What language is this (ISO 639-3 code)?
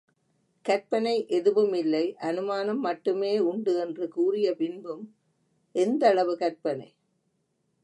tam